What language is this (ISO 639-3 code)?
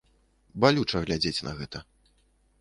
bel